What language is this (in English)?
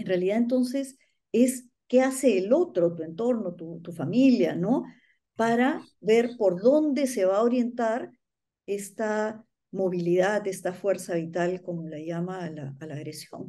Spanish